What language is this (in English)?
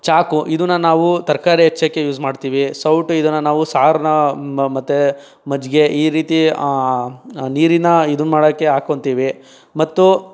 Kannada